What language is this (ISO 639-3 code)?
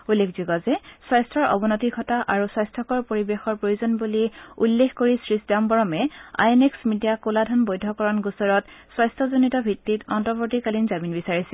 asm